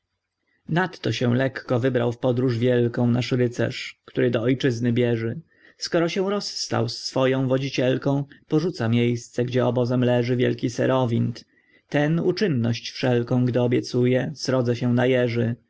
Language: Polish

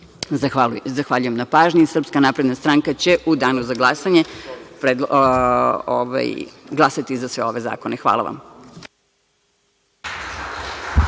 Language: Serbian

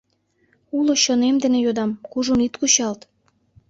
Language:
Mari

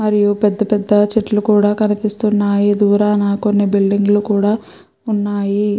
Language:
Telugu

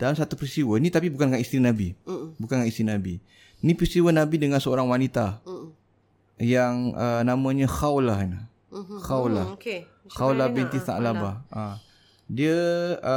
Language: Malay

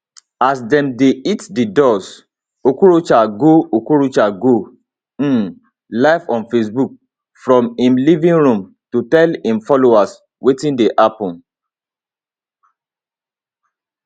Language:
Nigerian Pidgin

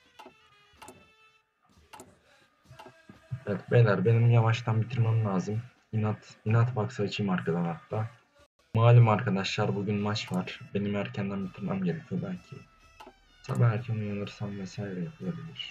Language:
Turkish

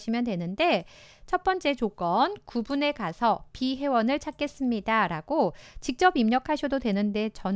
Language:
Korean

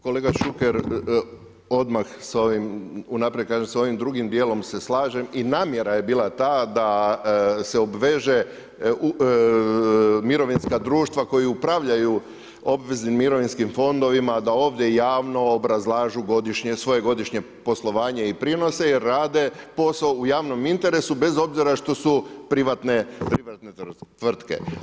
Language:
Croatian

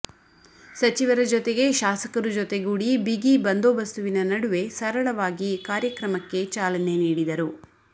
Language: Kannada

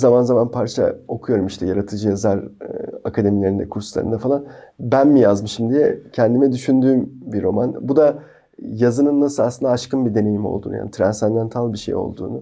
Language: Turkish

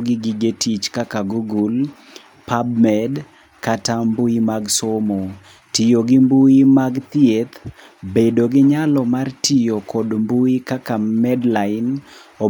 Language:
Luo (Kenya and Tanzania)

